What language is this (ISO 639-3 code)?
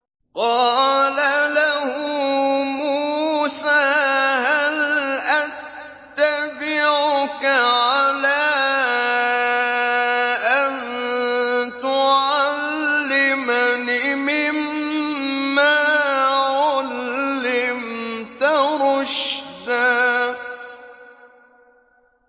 ara